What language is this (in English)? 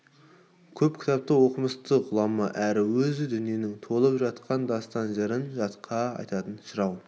Kazakh